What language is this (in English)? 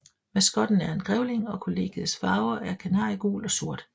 Danish